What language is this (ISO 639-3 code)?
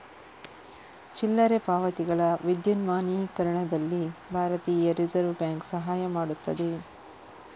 kan